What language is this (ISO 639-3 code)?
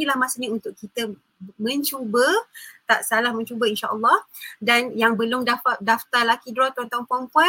msa